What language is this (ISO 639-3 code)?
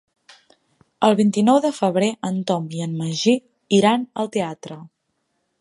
cat